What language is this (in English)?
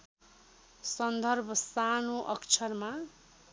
Nepali